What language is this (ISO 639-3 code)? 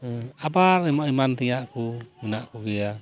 sat